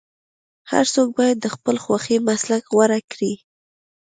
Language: Pashto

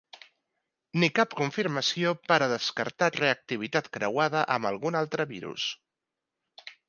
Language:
Catalan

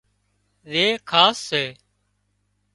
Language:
Wadiyara Koli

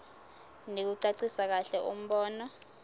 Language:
Swati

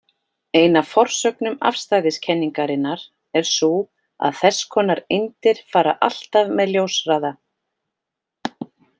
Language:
Icelandic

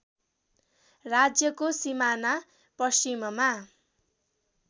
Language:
Nepali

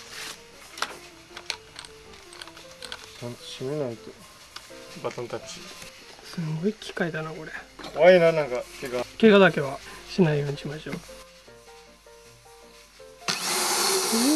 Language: Japanese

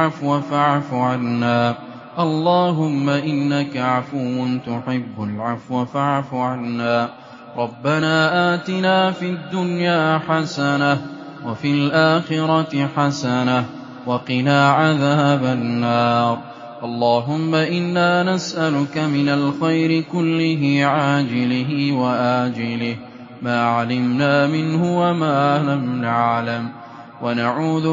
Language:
Arabic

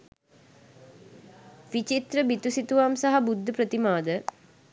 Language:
Sinhala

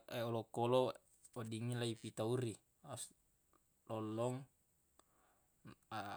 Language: Buginese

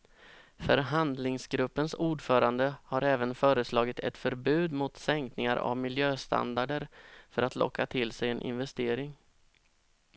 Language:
Swedish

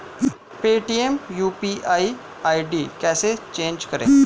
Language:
Hindi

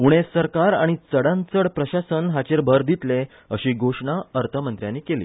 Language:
Konkani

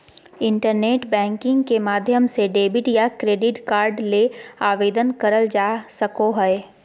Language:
Magahi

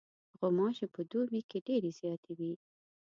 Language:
Pashto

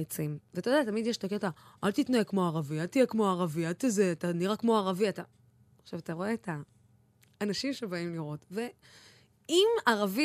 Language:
Hebrew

